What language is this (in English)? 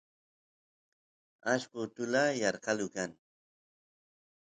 Santiago del Estero Quichua